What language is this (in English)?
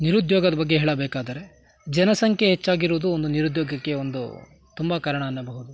Kannada